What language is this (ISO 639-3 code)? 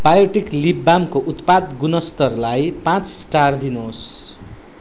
nep